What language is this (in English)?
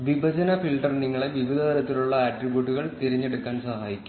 Malayalam